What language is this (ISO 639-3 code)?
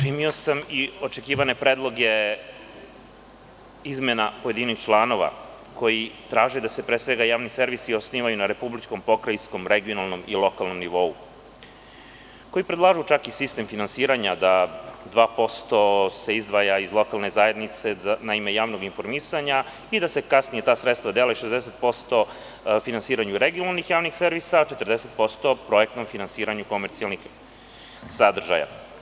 srp